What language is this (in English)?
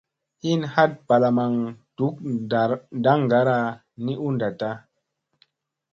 Musey